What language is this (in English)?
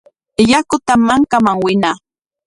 Corongo Ancash Quechua